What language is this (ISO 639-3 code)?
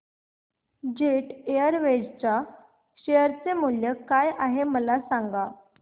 mar